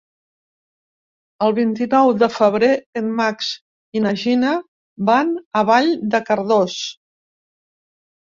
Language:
Catalan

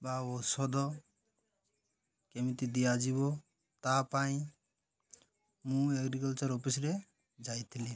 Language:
Odia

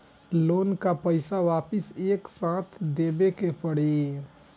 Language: Bhojpuri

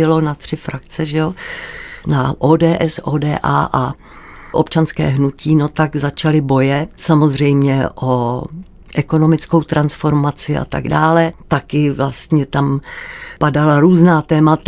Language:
Czech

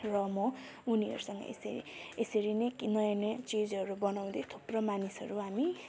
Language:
Nepali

